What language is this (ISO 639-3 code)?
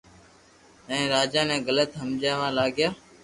lrk